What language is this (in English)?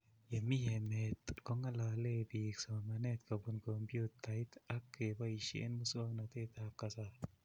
Kalenjin